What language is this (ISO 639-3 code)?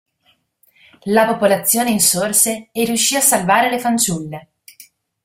ita